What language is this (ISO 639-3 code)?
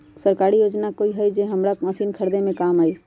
mag